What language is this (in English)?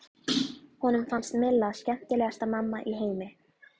Icelandic